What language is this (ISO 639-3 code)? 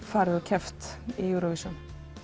isl